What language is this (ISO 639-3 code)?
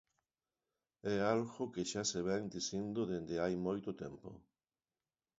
glg